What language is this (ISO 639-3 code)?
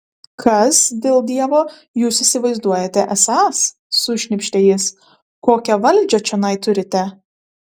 lit